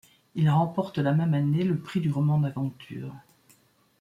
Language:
French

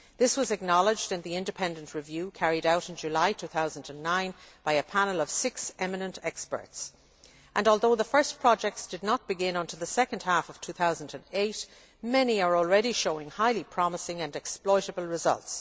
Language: English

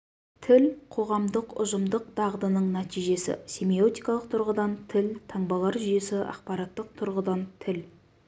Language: Kazakh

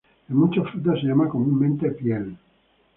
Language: Spanish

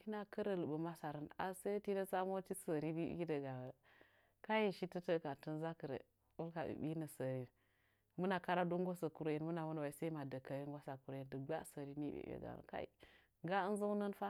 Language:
Nzanyi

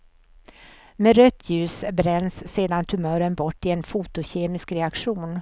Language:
Swedish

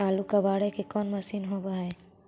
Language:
Magahi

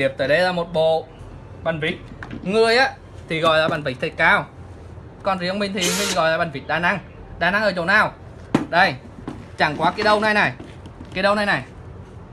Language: Vietnamese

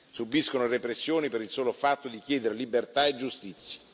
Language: Italian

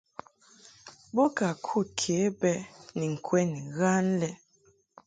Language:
Mungaka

